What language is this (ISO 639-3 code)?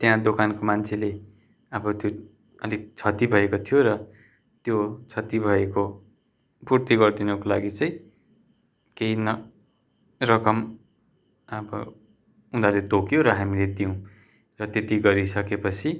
nep